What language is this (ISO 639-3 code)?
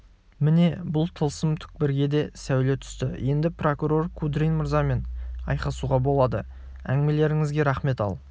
kaz